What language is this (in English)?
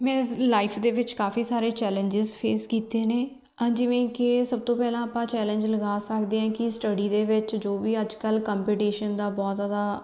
Punjabi